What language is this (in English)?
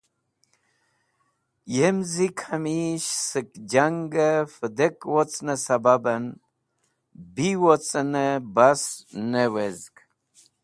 Wakhi